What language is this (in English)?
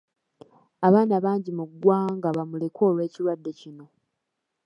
Ganda